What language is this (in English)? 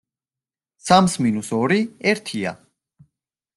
Georgian